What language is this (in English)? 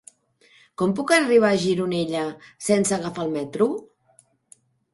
Catalan